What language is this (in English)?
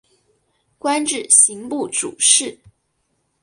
Chinese